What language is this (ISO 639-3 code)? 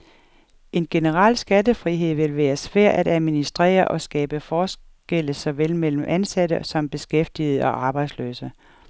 dan